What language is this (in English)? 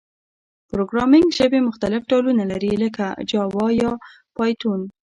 Pashto